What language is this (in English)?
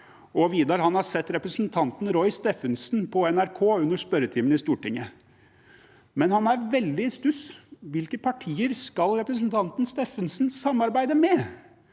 Norwegian